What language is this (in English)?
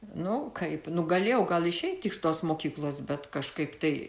Lithuanian